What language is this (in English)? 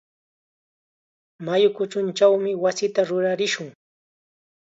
Chiquián Ancash Quechua